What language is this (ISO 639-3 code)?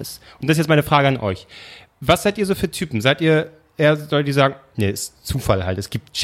deu